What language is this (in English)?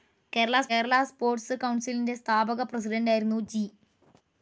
Malayalam